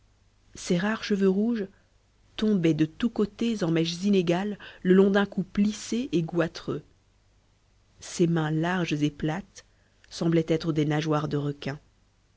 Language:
French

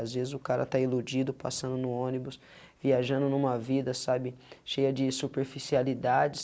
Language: Portuguese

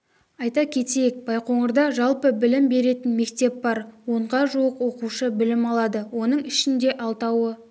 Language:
Kazakh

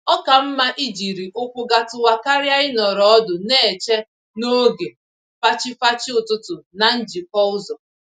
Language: Igbo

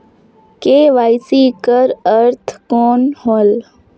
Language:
Chhattisgarhi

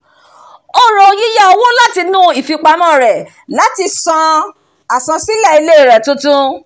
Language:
Yoruba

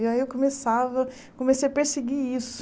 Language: Portuguese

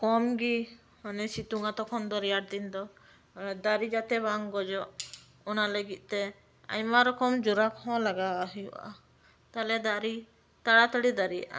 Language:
Santali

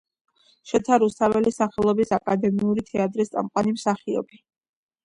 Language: Georgian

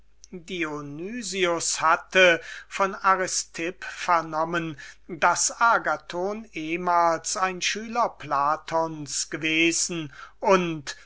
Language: German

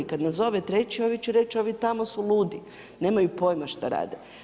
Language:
Croatian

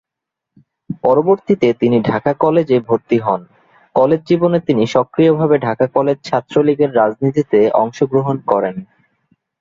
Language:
Bangla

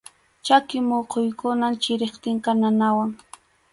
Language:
Arequipa-La Unión Quechua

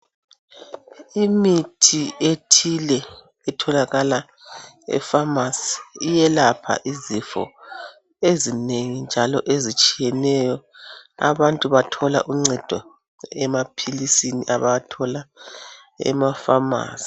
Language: North Ndebele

